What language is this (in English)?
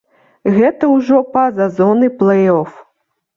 Belarusian